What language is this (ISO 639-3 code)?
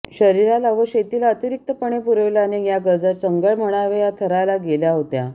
mar